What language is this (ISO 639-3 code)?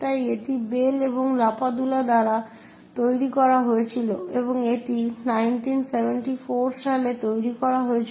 ben